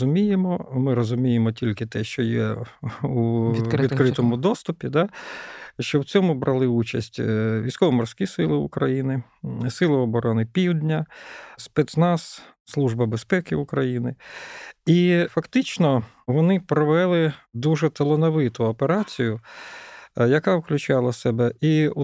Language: Ukrainian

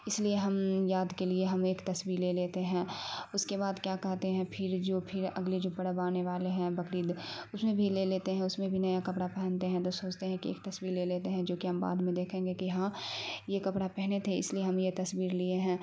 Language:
Urdu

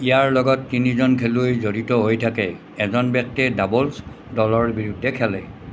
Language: Assamese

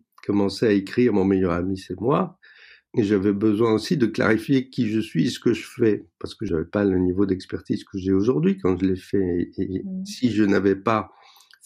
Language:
French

